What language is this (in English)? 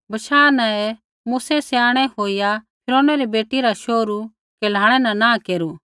Kullu Pahari